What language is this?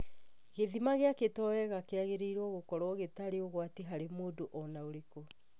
Kikuyu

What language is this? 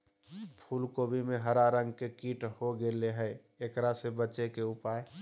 Magahi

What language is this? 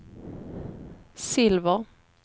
Swedish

